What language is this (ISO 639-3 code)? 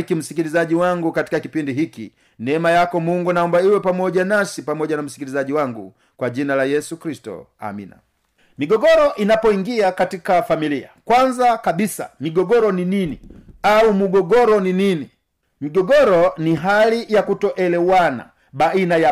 swa